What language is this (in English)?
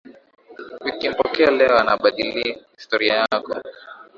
Swahili